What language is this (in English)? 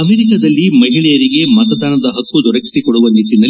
Kannada